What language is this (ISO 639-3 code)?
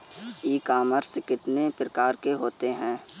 hin